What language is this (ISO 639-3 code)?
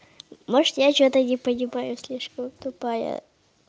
rus